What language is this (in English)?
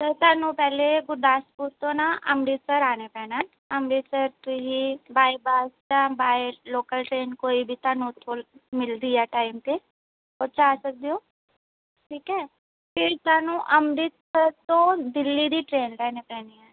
Punjabi